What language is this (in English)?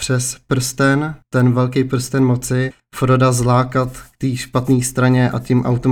Czech